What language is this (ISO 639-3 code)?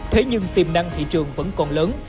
vie